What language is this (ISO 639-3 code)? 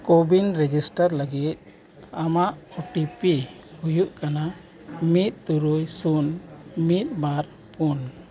sat